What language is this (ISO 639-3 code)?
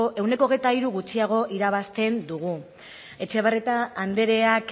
eus